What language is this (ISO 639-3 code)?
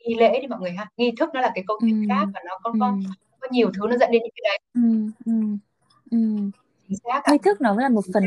vie